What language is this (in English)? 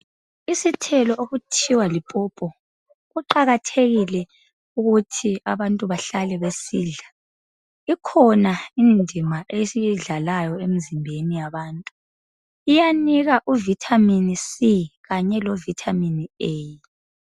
North Ndebele